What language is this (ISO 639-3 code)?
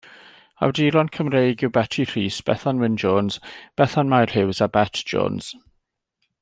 cym